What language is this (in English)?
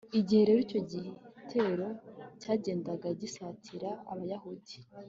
Kinyarwanda